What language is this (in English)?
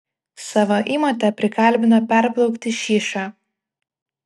Lithuanian